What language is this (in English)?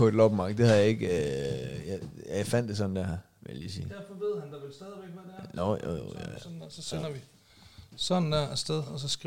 Danish